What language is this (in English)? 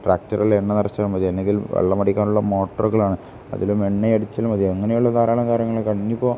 Malayalam